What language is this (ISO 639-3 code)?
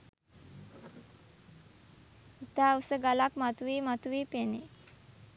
sin